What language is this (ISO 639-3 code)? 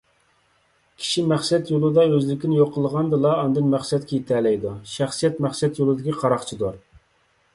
uig